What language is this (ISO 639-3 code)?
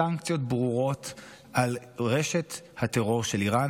heb